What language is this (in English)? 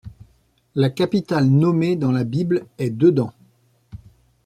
French